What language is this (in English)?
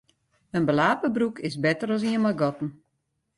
Western Frisian